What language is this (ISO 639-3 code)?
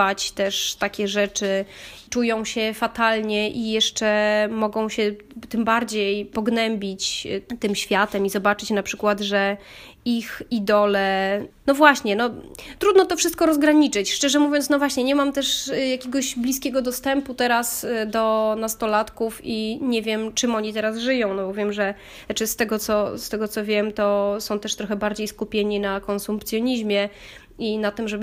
pol